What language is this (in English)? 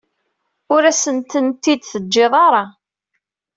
Kabyle